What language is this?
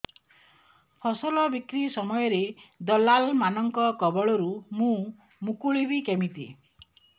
Odia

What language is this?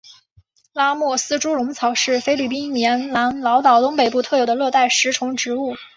Chinese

